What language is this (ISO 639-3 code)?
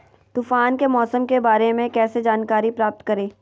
mag